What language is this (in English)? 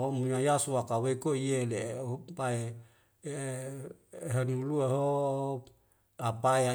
Wemale